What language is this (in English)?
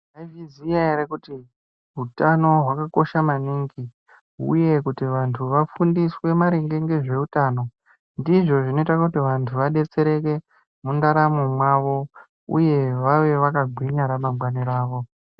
Ndau